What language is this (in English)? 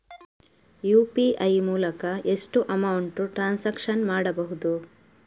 Kannada